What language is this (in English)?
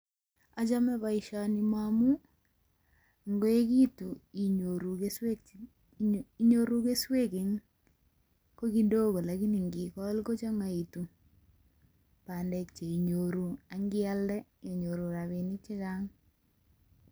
Kalenjin